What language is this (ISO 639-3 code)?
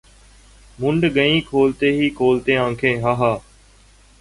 urd